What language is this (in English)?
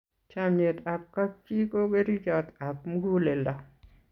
Kalenjin